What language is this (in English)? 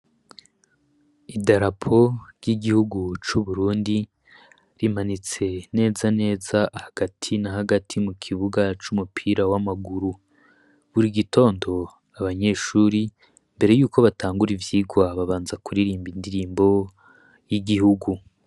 Rundi